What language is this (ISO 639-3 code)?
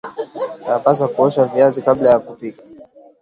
swa